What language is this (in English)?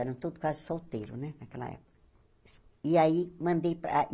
Portuguese